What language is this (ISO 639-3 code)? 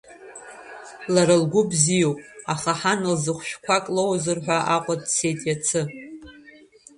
abk